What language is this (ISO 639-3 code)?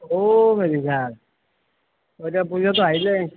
asm